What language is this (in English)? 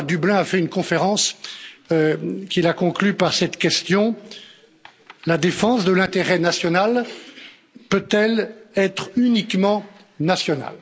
French